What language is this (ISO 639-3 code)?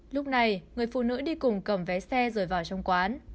vie